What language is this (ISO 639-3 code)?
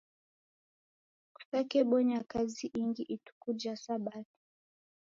dav